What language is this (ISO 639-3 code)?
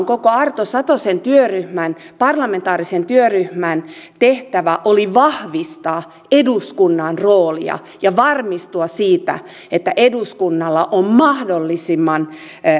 fin